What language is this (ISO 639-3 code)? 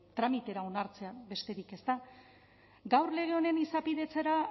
eus